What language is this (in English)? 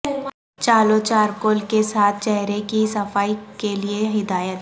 Urdu